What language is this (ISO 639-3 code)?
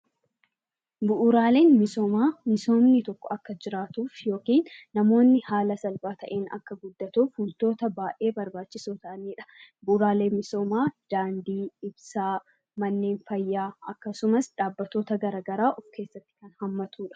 orm